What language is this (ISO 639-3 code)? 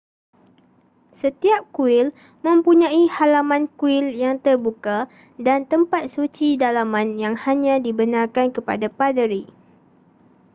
msa